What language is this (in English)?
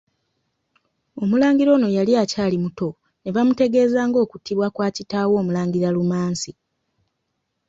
Ganda